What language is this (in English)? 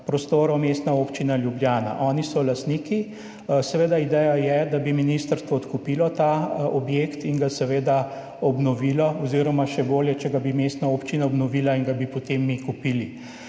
Slovenian